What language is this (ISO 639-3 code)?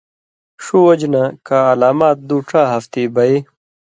mvy